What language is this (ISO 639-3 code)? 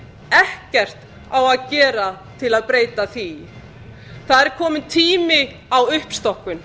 isl